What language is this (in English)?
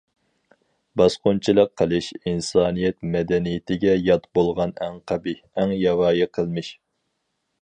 Uyghur